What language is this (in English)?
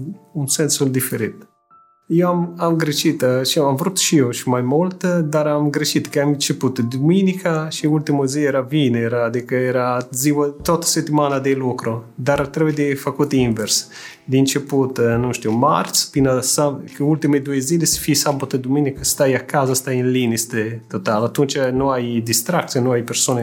Romanian